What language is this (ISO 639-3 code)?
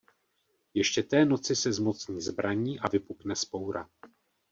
ces